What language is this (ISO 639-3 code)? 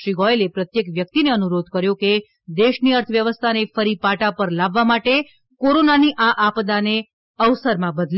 guj